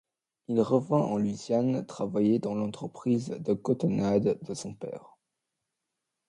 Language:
French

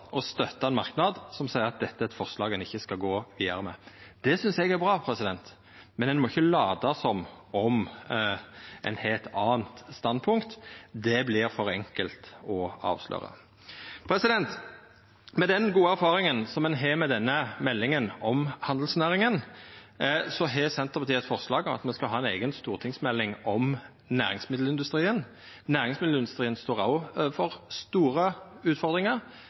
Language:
Norwegian Nynorsk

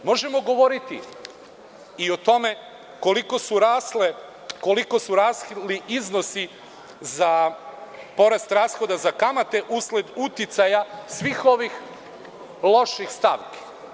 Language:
Serbian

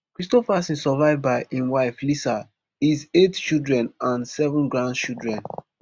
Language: Nigerian Pidgin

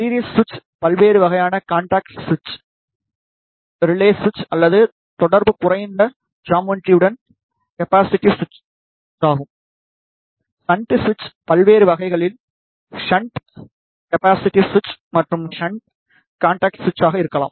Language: Tamil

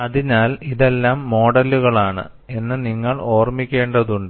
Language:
Malayalam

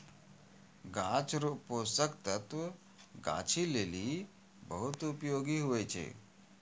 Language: Maithili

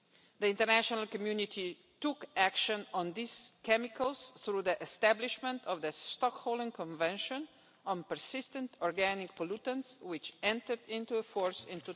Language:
English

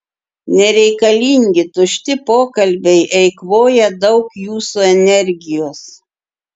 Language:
Lithuanian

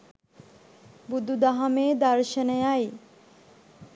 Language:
Sinhala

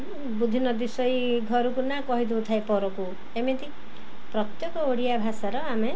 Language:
Odia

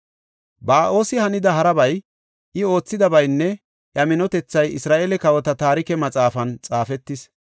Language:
Gofa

